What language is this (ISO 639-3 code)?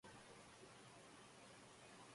spa